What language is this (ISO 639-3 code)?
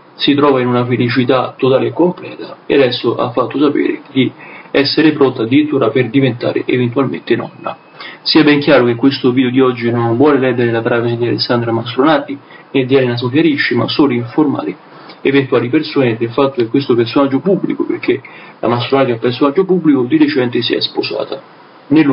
ita